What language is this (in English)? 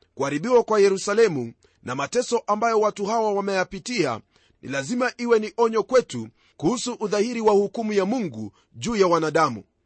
Swahili